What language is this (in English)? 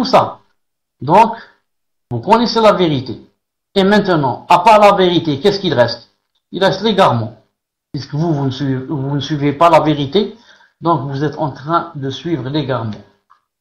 French